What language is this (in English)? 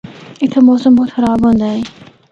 Northern Hindko